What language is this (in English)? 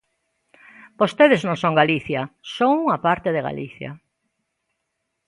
Galician